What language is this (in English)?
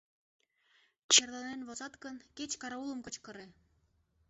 Mari